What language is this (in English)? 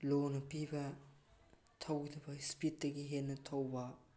Manipuri